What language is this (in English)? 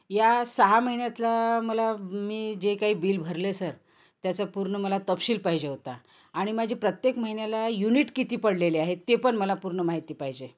Marathi